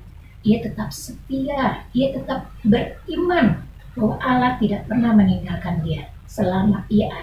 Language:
Indonesian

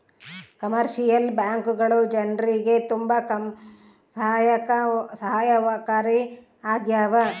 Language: Kannada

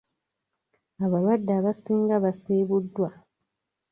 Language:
Ganda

